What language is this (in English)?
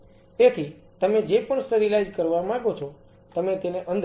Gujarati